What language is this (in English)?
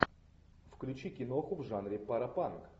Russian